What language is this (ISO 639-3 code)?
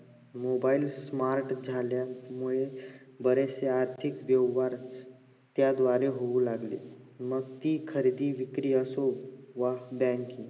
mar